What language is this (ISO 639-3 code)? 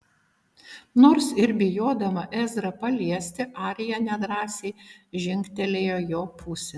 lit